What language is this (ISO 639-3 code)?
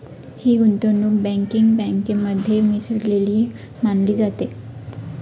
mar